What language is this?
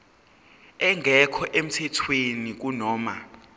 Zulu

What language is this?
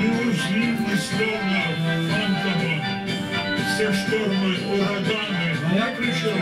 Russian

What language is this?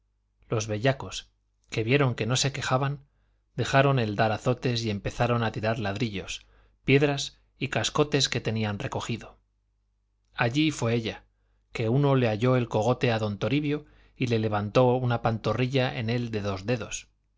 Spanish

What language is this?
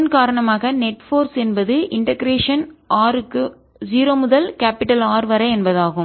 Tamil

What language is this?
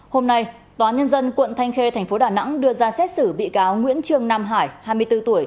Vietnamese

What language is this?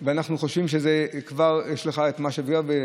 Hebrew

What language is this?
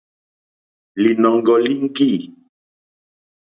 Mokpwe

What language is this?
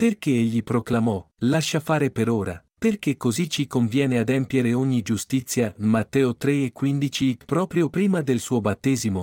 Italian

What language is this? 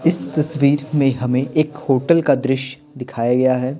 Hindi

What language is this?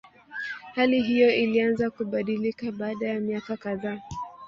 Swahili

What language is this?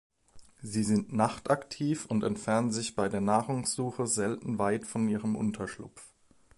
German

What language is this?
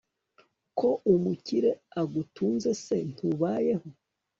Kinyarwanda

